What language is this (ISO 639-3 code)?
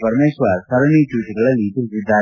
kan